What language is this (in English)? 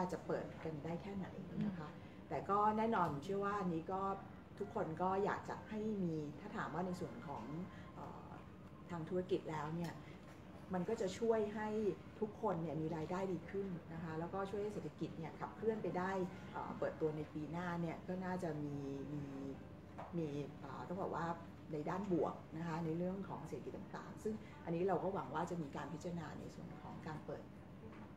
Thai